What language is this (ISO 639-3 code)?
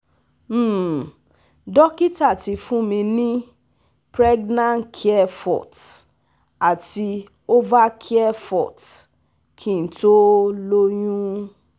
yor